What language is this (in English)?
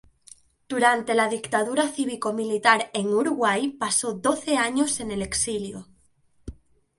Spanish